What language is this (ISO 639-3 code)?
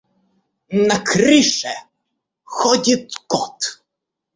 rus